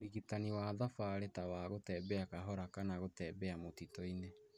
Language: Kikuyu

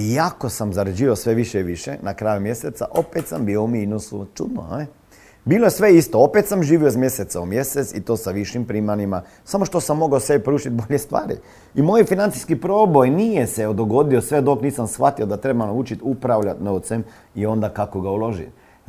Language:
Croatian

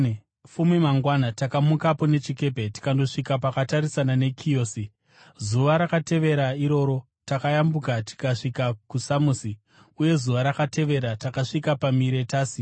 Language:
Shona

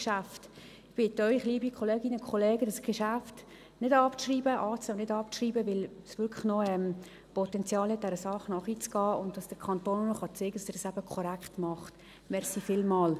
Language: Swiss German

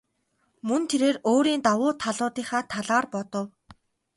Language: Mongolian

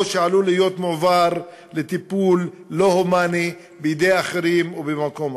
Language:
Hebrew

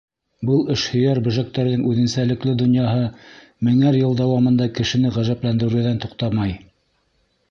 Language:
Bashkir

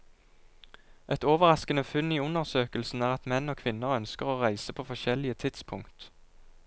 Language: Norwegian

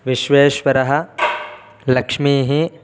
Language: Sanskrit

